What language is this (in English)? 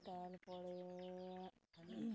Santali